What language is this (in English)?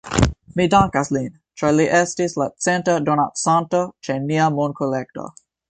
Esperanto